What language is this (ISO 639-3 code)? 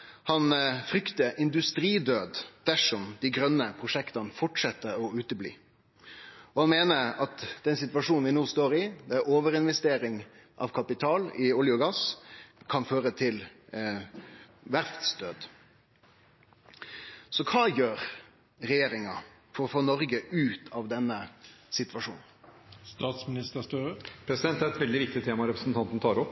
nor